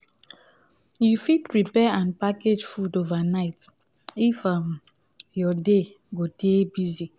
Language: Nigerian Pidgin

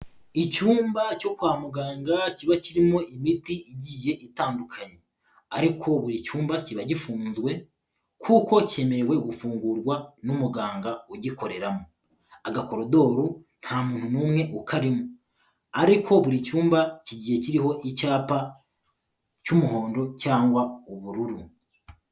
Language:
Kinyarwanda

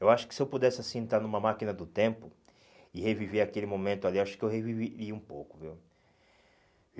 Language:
Portuguese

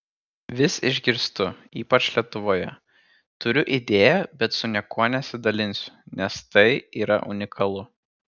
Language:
Lithuanian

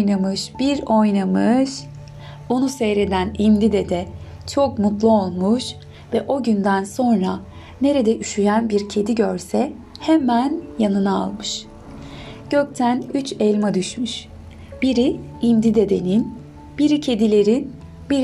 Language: Turkish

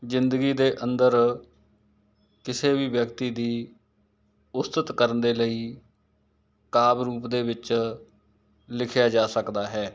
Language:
Punjabi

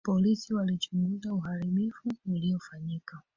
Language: Swahili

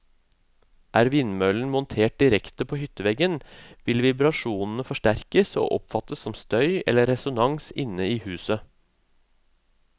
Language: Norwegian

